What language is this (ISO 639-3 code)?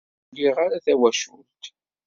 kab